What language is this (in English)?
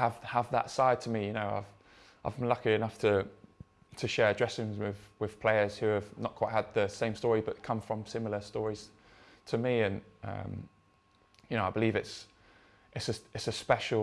English